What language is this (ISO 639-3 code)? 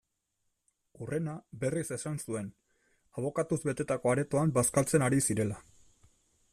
eus